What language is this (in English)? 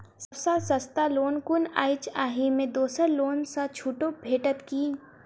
Maithili